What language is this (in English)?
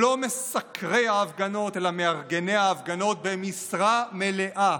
Hebrew